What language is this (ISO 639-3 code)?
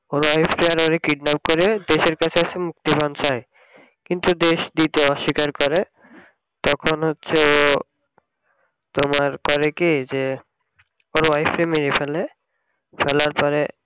ben